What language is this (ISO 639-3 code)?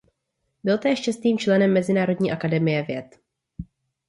ces